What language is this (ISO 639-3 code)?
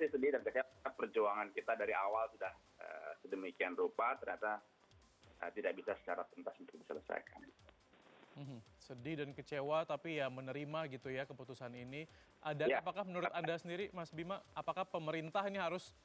ind